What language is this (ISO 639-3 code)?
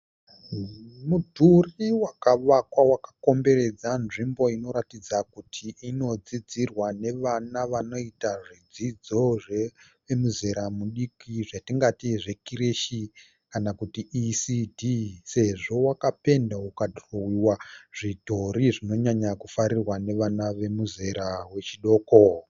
sna